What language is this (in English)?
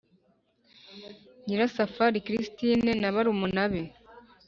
Kinyarwanda